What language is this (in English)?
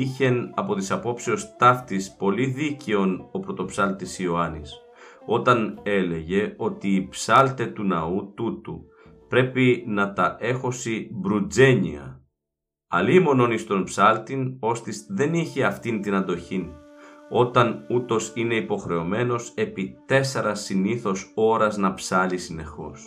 Greek